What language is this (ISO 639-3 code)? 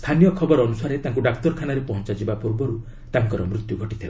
ori